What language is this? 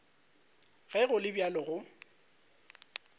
Northern Sotho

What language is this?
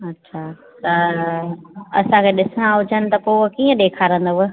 Sindhi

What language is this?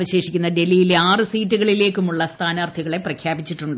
Malayalam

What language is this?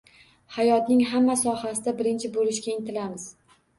Uzbek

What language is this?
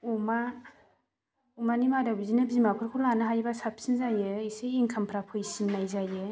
Bodo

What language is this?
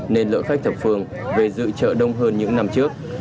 Vietnamese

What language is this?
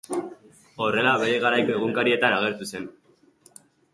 Basque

